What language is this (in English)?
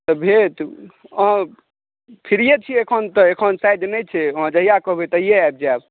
Maithili